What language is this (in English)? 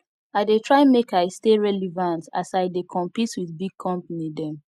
Nigerian Pidgin